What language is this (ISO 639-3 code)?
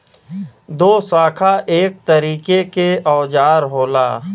bho